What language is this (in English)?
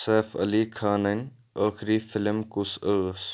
Kashmiri